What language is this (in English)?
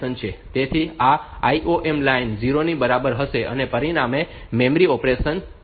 Gujarati